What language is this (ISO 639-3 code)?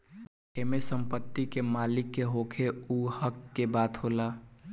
bho